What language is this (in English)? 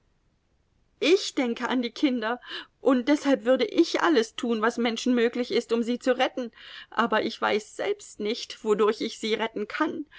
German